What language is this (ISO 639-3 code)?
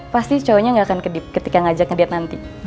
ind